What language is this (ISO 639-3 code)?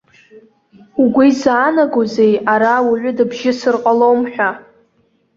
abk